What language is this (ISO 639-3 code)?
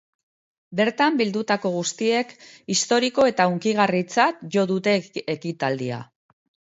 eus